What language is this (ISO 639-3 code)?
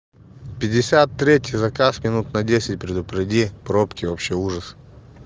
rus